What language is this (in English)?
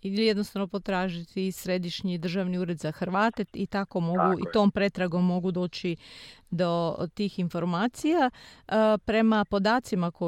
Croatian